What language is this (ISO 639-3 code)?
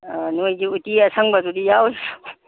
mni